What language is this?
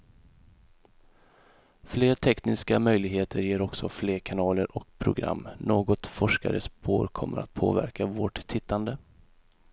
Swedish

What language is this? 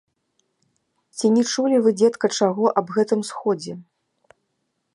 Belarusian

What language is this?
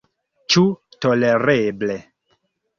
Esperanto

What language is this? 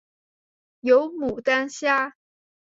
Chinese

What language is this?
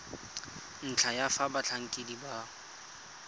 Tswana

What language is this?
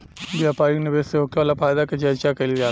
Bhojpuri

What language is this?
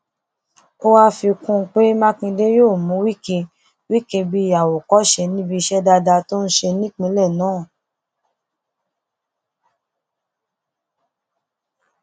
Yoruba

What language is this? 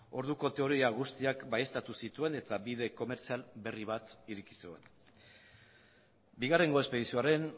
Basque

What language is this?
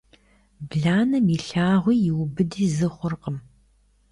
Kabardian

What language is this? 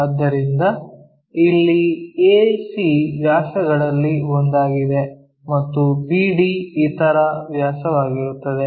Kannada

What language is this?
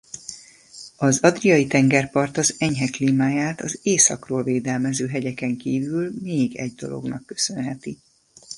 Hungarian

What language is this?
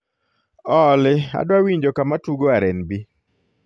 Luo (Kenya and Tanzania)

